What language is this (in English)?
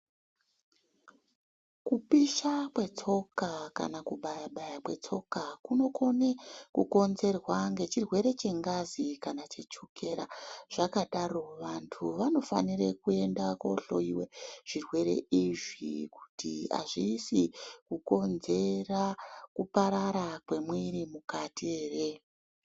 Ndau